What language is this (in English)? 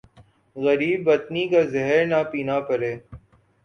Urdu